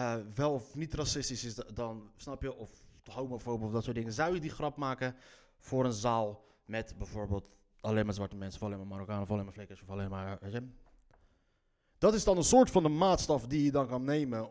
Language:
Dutch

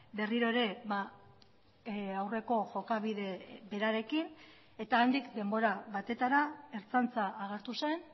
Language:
Basque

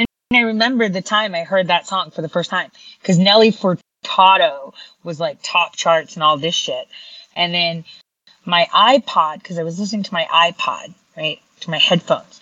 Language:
English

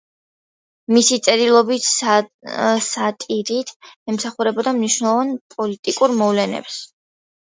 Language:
Georgian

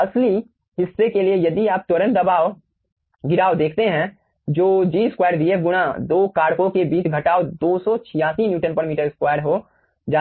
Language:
Hindi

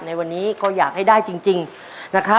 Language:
Thai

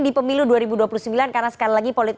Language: Indonesian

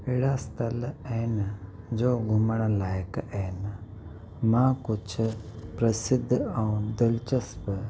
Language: Sindhi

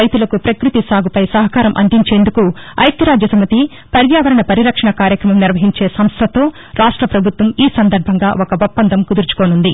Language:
Telugu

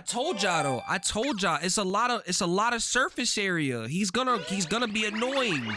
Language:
English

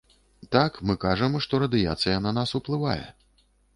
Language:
Belarusian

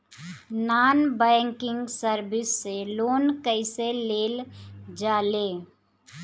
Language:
Bhojpuri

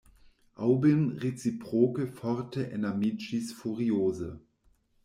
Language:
Esperanto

